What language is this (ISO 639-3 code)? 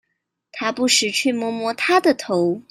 zho